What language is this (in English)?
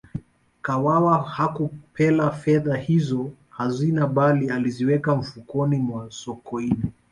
Swahili